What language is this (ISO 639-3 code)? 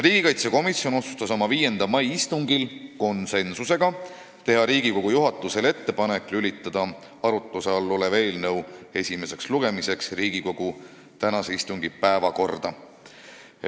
est